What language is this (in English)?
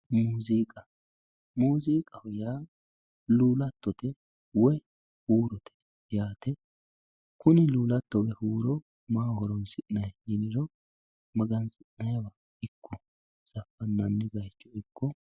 Sidamo